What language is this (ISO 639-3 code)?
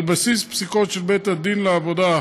heb